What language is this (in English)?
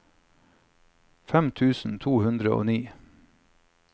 Norwegian